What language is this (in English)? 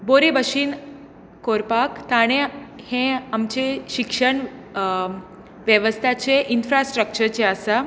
Konkani